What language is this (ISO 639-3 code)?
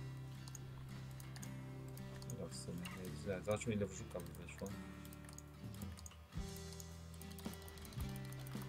pol